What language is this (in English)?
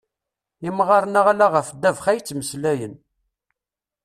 Kabyle